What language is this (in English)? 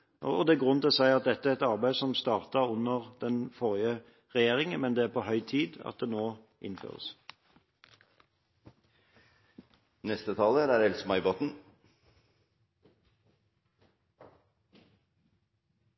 Norwegian Bokmål